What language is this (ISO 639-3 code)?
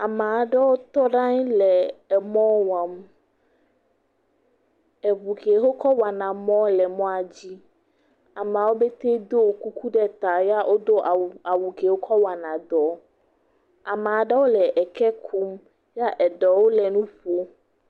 ewe